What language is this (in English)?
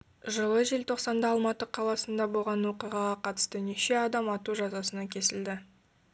Kazakh